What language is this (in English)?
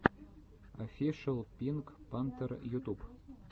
Russian